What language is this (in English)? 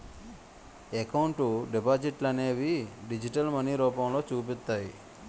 Telugu